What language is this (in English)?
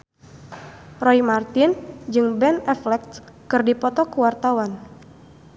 Sundanese